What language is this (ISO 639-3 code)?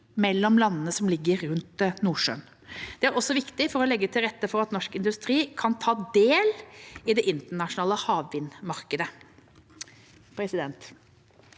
nor